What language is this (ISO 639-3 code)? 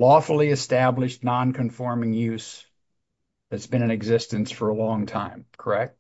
eng